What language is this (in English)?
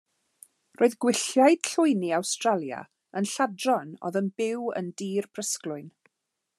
Welsh